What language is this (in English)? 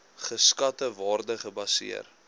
Afrikaans